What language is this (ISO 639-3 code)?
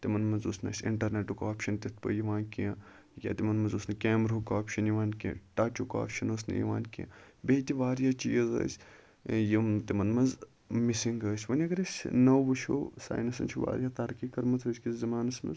kas